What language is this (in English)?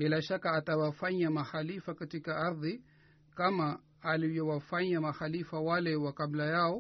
Swahili